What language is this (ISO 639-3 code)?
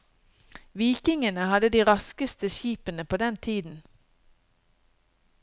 nor